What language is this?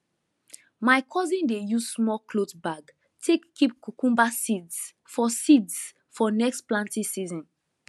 Nigerian Pidgin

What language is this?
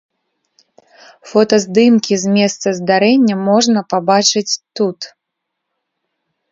Belarusian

